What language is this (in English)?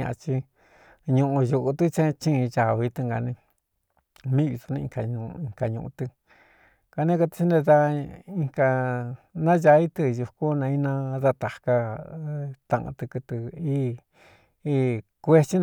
Cuyamecalco Mixtec